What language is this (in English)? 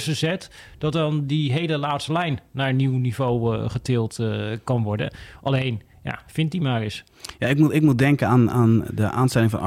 Dutch